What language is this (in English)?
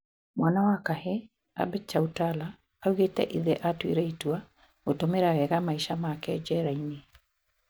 Kikuyu